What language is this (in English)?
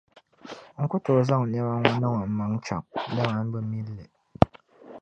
Dagbani